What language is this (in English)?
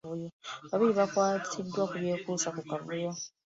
Ganda